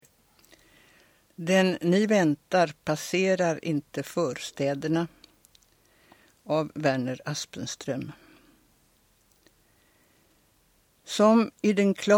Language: Swedish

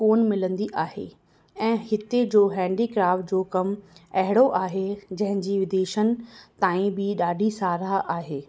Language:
Sindhi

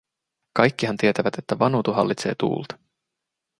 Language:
Finnish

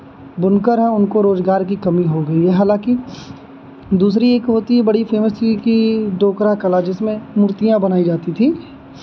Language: Hindi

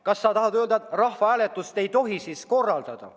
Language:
Estonian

